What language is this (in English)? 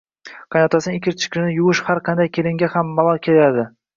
Uzbek